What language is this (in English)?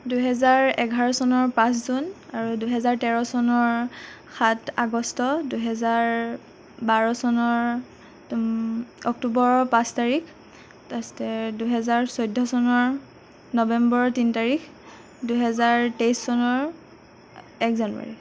Assamese